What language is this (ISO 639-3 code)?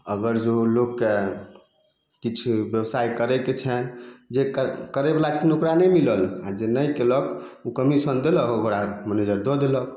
mai